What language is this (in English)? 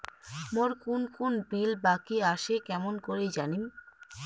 Bangla